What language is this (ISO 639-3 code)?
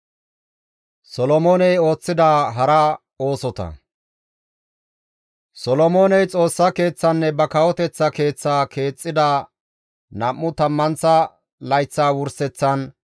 gmv